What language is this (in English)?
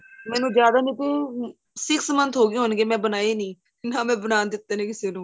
Punjabi